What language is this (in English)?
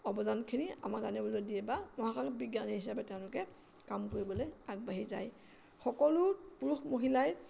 Assamese